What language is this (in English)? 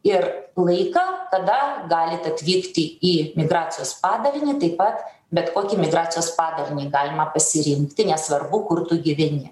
Lithuanian